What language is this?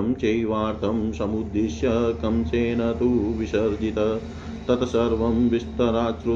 Hindi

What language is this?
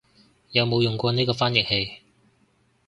Cantonese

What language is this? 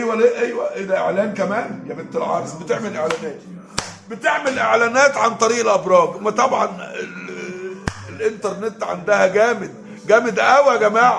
Arabic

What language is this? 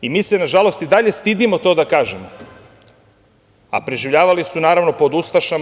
Serbian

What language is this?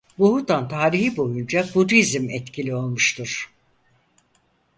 Turkish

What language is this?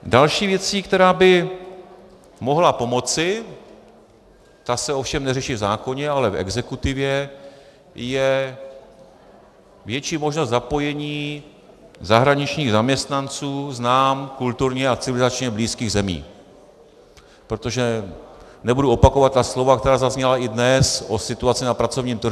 Czech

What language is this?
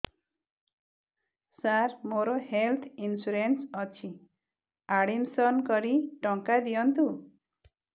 Odia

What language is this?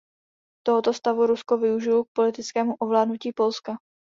Czech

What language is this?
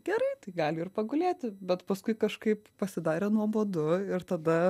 Lithuanian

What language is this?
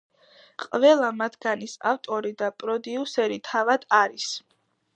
Georgian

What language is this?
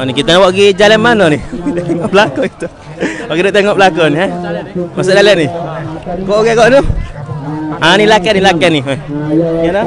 Malay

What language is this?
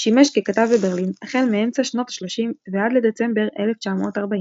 Hebrew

